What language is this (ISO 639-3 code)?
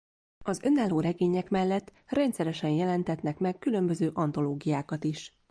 hun